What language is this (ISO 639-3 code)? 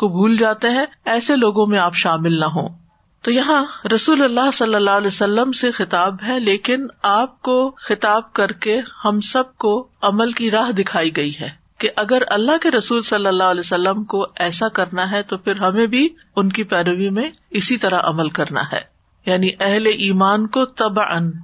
urd